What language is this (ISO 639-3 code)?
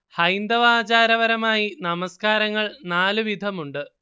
mal